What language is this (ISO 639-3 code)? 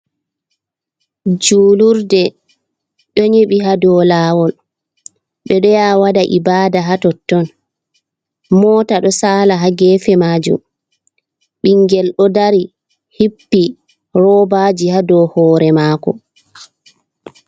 ful